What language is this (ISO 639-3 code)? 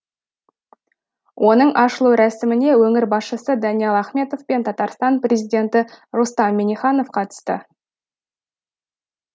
kaz